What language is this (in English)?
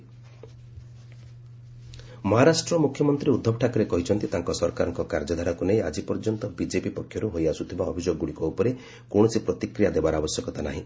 Odia